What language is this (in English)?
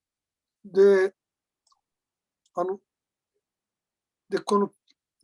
Japanese